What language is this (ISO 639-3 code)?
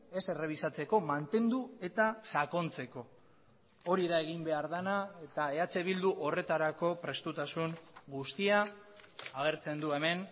eus